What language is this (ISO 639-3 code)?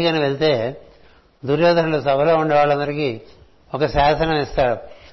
tel